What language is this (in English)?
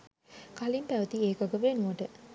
Sinhala